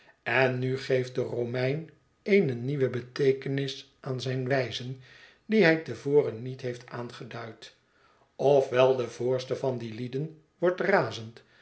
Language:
Dutch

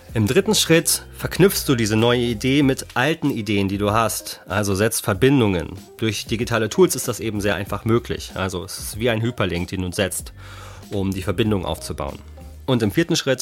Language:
German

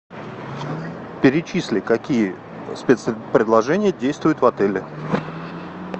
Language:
Russian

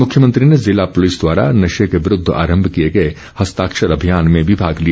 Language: Hindi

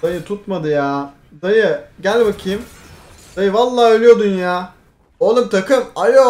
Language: Turkish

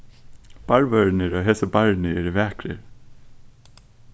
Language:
Faroese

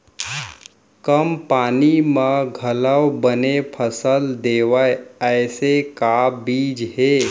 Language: Chhattisgarhi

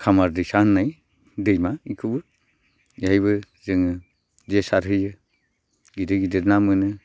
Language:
Bodo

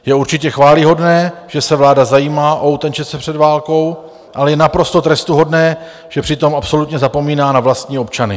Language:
Czech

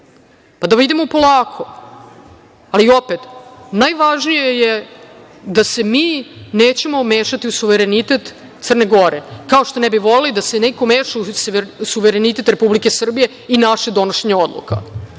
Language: Serbian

